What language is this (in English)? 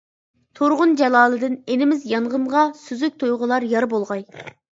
Uyghur